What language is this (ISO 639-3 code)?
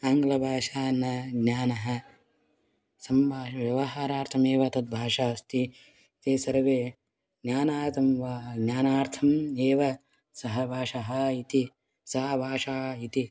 san